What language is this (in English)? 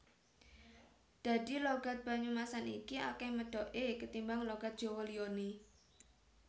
Javanese